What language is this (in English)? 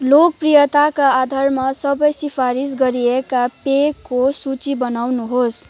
Nepali